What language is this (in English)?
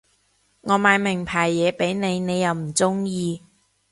Cantonese